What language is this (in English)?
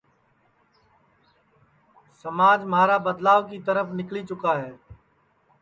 Sansi